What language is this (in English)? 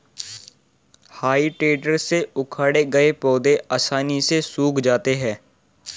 Hindi